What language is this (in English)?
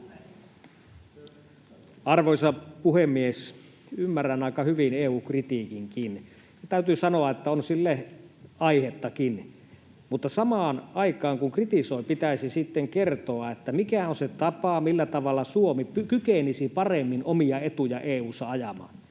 Finnish